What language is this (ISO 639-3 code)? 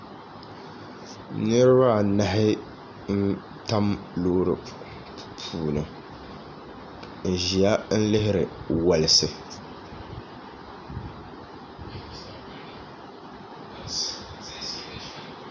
dag